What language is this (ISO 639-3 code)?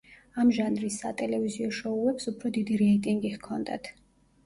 kat